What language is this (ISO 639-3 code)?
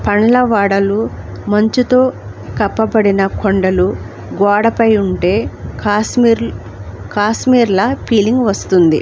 tel